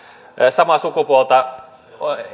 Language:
Finnish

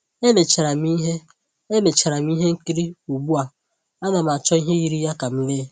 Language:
Igbo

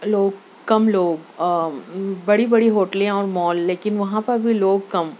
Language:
Urdu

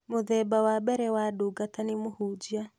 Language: Kikuyu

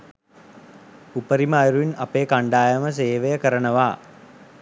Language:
Sinhala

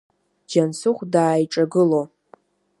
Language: Abkhazian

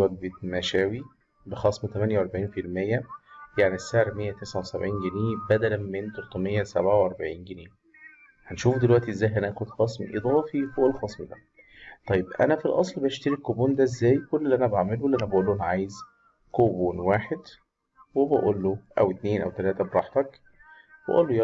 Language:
Arabic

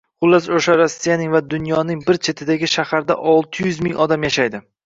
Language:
Uzbek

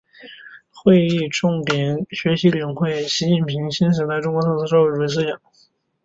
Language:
Chinese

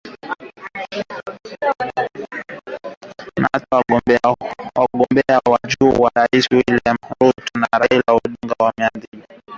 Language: Swahili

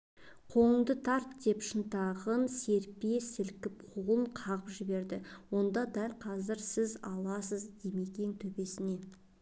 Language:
Kazakh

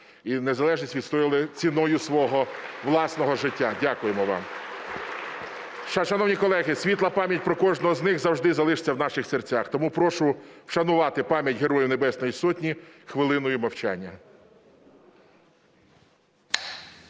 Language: Ukrainian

